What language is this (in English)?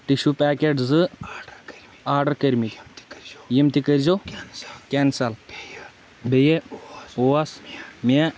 Kashmiri